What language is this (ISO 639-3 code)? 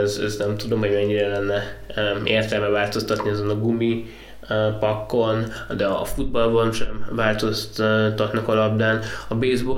hun